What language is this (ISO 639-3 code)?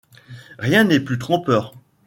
fra